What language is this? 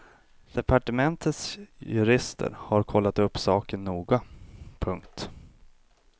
Swedish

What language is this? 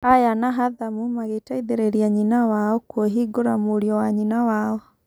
Kikuyu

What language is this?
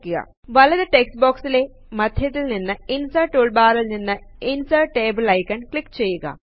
Malayalam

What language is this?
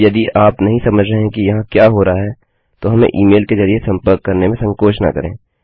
Hindi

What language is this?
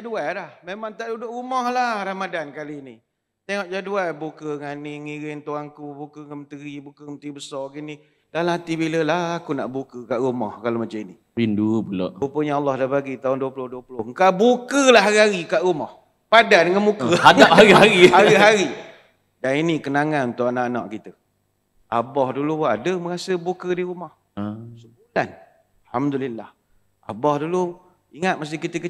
Malay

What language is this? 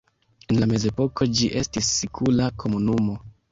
Esperanto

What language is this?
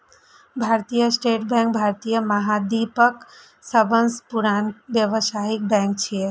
Maithili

